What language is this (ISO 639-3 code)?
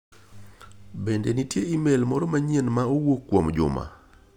luo